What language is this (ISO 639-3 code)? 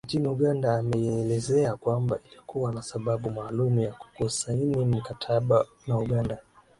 swa